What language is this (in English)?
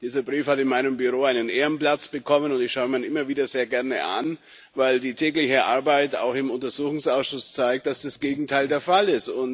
German